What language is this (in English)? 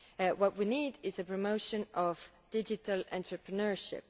English